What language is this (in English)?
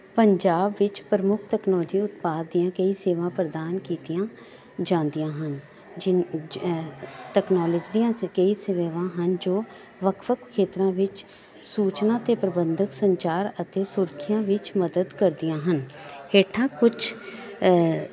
Punjabi